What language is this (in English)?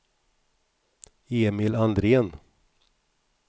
Swedish